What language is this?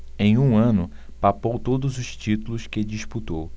Portuguese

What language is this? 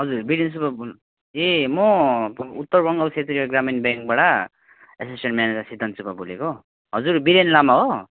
Nepali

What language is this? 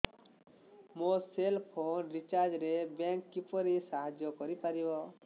Odia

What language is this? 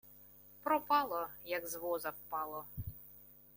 Ukrainian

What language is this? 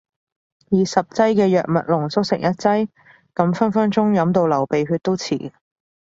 Cantonese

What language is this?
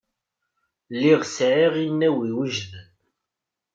Kabyle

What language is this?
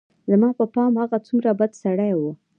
Pashto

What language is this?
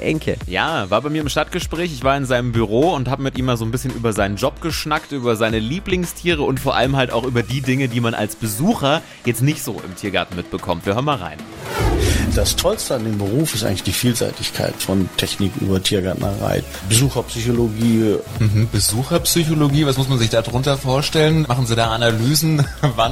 German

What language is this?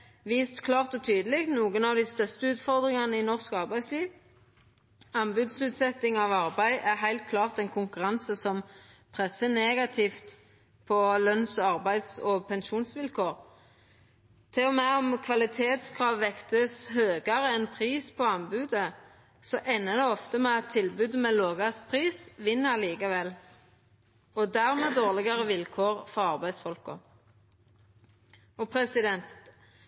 Norwegian Nynorsk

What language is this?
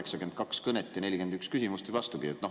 Estonian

